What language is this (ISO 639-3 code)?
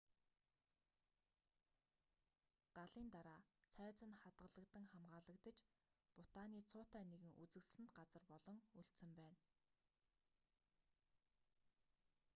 mon